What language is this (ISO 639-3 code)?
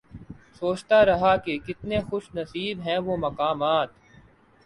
urd